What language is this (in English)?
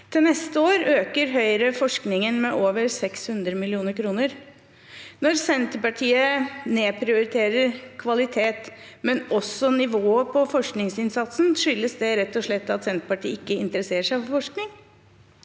Norwegian